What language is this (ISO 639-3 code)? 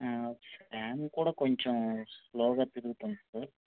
tel